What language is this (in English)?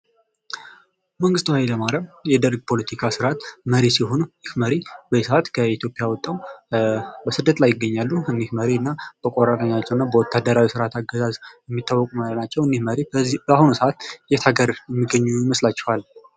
Amharic